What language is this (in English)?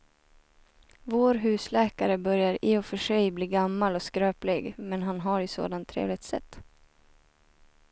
Swedish